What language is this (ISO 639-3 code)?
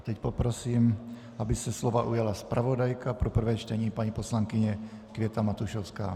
ces